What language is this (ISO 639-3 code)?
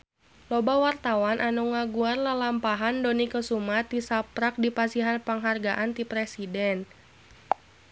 sun